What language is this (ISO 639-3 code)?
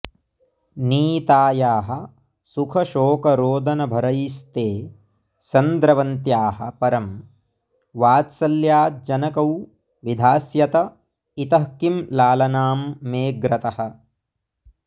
san